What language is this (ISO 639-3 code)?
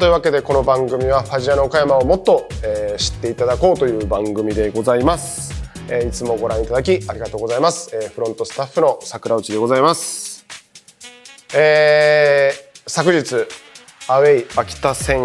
jpn